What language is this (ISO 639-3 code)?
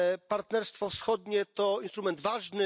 pol